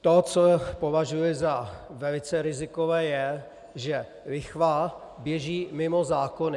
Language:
Czech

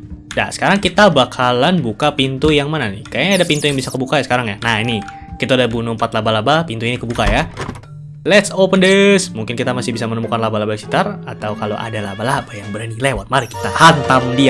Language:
Indonesian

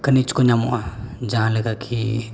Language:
Santali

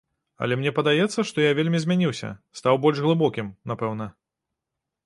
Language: Belarusian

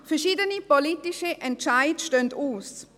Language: Swiss German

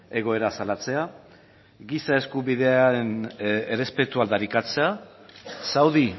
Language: Basque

